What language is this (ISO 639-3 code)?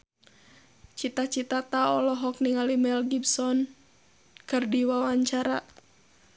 sun